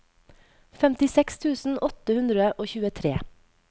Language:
Norwegian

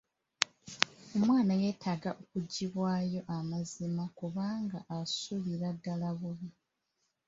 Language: Ganda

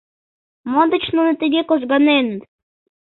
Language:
Mari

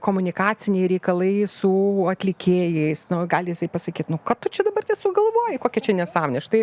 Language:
Lithuanian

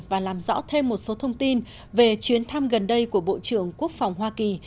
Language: Vietnamese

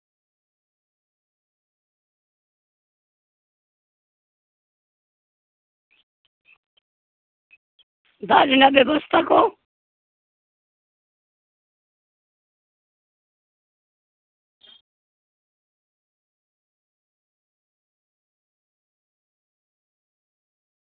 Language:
Santali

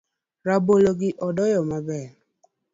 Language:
Luo (Kenya and Tanzania)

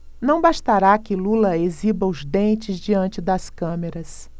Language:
Portuguese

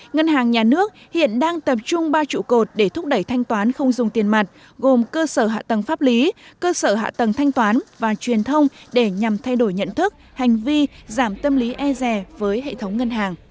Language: Vietnamese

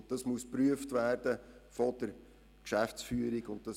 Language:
Swiss German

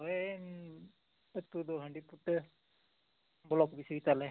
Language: Santali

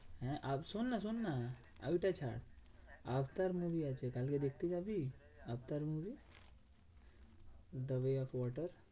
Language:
Bangla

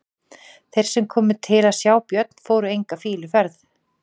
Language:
Icelandic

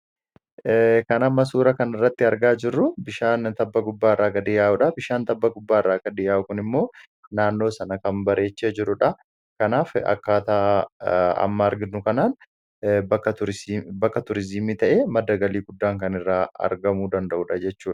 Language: Oromo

